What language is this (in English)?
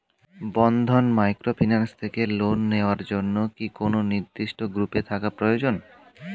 Bangla